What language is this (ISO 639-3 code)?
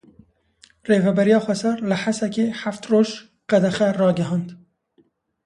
kur